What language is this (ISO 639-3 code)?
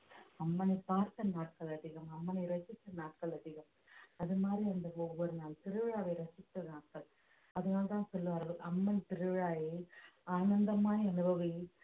tam